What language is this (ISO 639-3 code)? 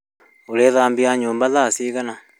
kik